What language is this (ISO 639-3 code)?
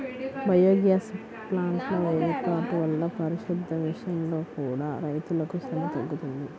tel